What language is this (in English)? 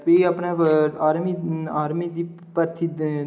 Dogri